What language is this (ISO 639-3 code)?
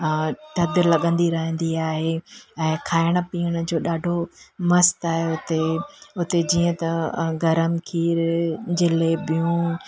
snd